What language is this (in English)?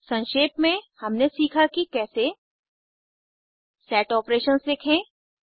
Hindi